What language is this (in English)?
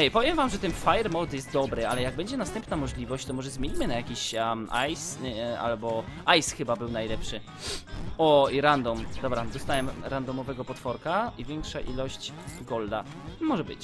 Polish